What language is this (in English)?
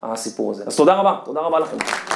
Hebrew